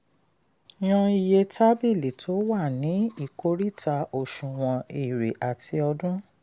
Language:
Yoruba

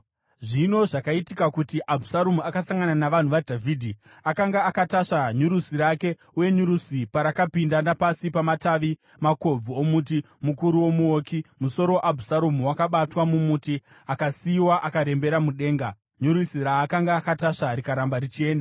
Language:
Shona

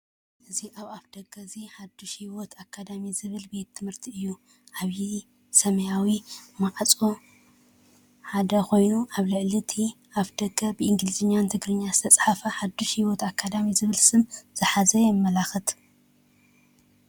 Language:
Tigrinya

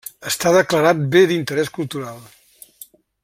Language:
Catalan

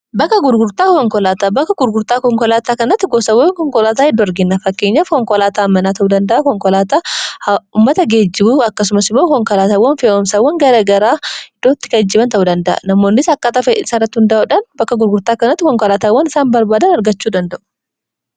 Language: Oromo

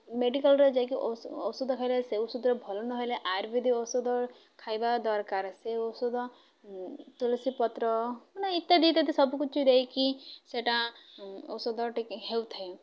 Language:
Odia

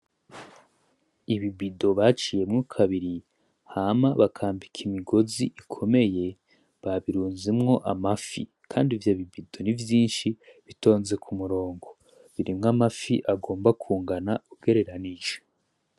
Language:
Rundi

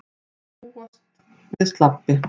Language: Icelandic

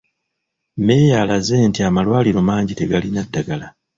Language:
Ganda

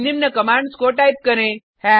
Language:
Hindi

